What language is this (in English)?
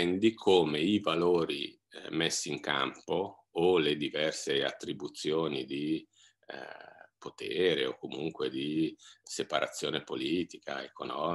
Italian